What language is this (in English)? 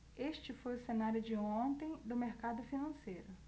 Portuguese